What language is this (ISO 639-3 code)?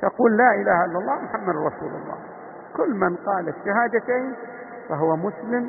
ara